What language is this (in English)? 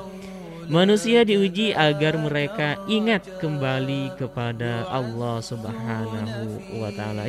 Indonesian